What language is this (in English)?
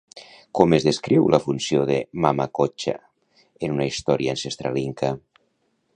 Catalan